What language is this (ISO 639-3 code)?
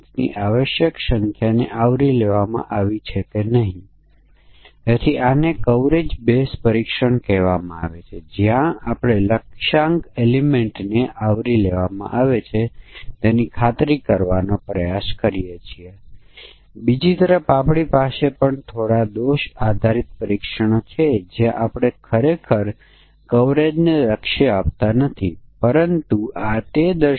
guj